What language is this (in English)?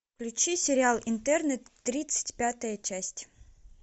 Russian